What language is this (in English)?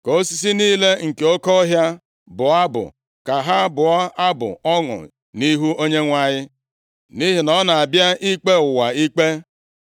Igbo